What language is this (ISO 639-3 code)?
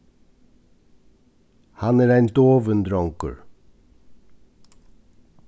fao